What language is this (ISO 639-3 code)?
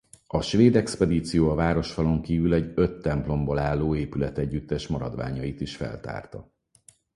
hun